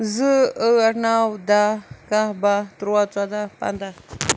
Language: Kashmiri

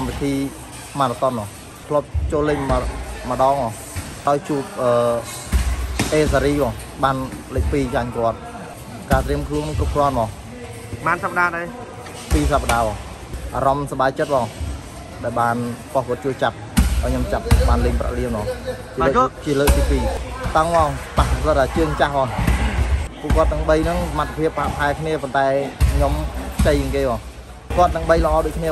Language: Thai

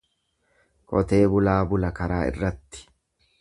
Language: Oromo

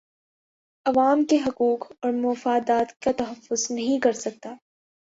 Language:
Urdu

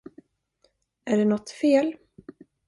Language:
Swedish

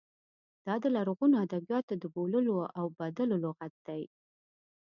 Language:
Pashto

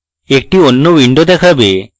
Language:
Bangla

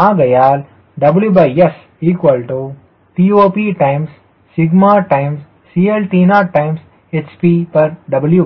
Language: Tamil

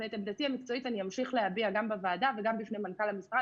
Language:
Hebrew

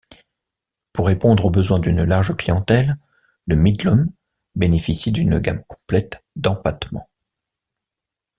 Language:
French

